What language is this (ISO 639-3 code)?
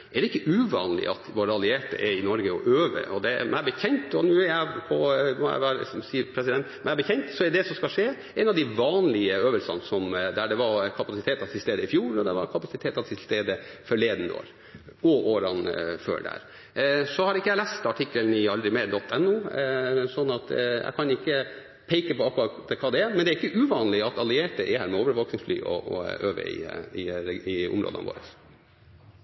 nor